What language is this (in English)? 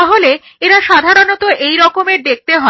Bangla